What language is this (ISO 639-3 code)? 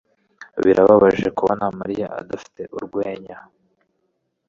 kin